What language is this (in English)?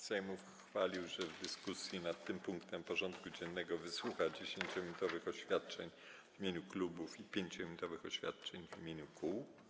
Polish